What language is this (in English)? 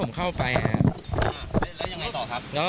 Thai